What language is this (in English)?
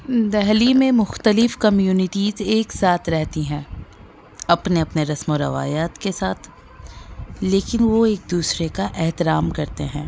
Urdu